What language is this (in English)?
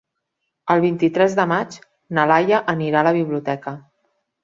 Catalan